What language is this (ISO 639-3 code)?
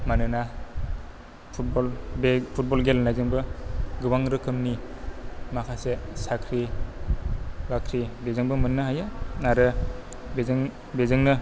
brx